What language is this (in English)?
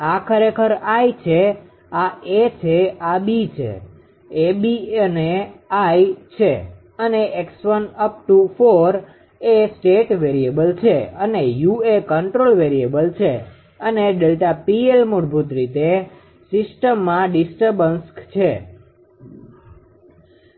Gujarati